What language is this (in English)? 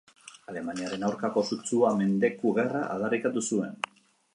Basque